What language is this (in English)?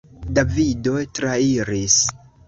Esperanto